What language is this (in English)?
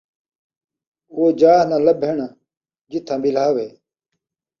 Saraiki